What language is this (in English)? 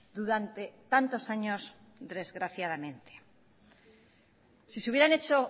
Spanish